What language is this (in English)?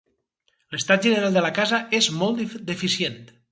Catalan